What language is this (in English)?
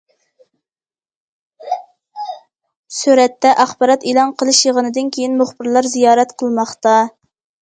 Uyghur